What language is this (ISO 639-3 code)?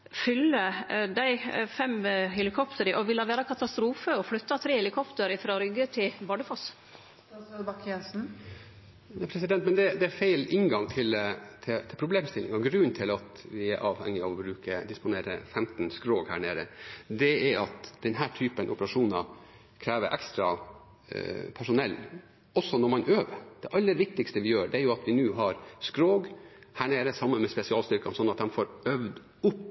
nor